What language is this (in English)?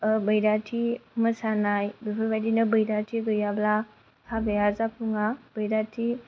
Bodo